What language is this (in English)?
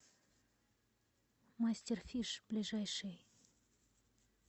Russian